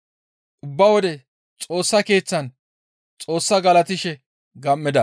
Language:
Gamo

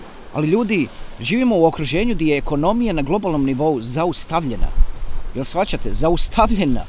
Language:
Croatian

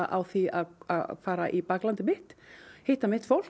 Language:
Icelandic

